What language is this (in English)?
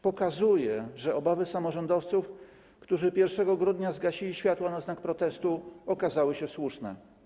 Polish